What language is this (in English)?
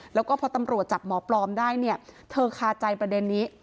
Thai